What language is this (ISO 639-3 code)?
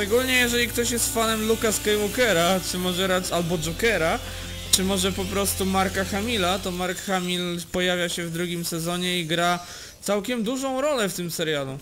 pol